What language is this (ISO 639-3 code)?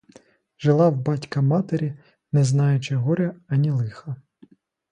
ukr